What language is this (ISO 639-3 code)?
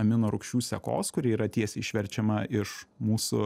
lit